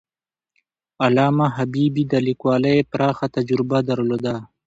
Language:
Pashto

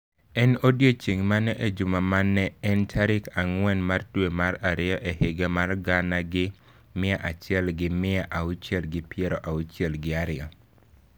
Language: Luo (Kenya and Tanzania)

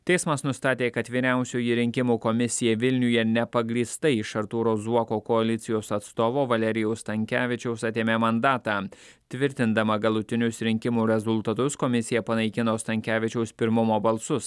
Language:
Lithuanian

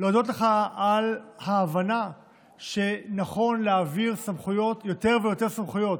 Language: Hebrew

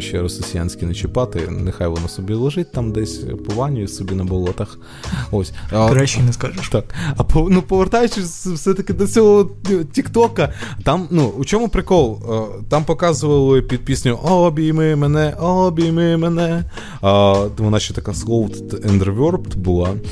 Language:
Ukrainian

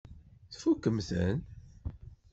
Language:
Kabyle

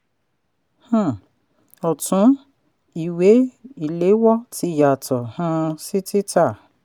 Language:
Yoruba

